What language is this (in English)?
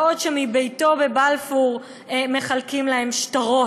Hebrew